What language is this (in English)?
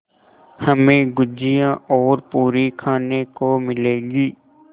Hindi